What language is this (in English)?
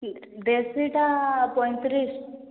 Odia